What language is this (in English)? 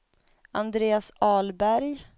Swedish